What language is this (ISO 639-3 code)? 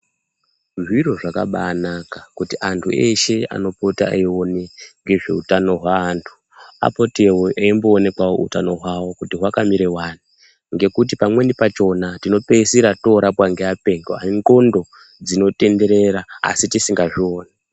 ndc